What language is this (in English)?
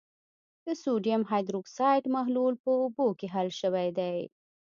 Pashto